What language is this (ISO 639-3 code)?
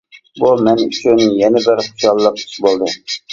uig